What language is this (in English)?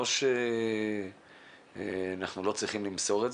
Hebrew